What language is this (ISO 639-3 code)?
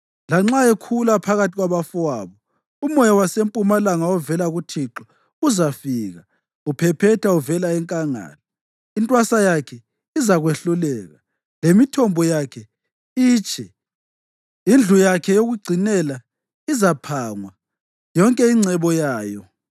nde